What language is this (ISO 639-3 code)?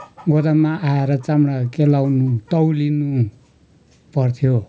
nep